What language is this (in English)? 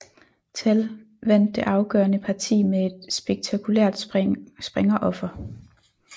Danish